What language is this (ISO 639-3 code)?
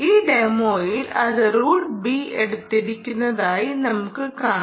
mal